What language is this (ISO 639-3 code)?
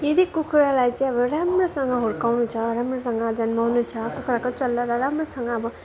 nep